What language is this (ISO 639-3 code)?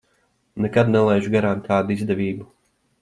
lav